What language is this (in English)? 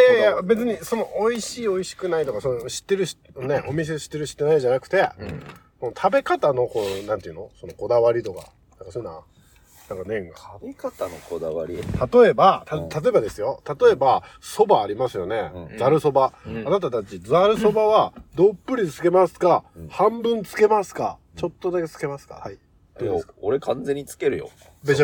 Japanese